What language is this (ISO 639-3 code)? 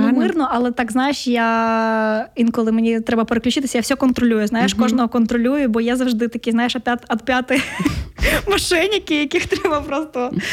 ukr